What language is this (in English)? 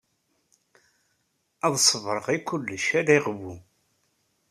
Kabyle